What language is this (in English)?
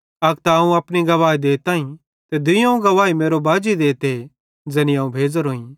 Bhadrawahi